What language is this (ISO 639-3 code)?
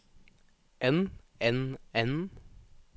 nor